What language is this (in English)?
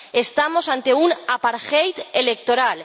Spanish